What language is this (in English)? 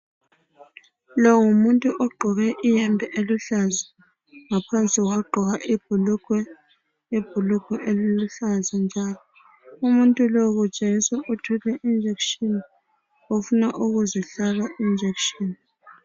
North Ndebele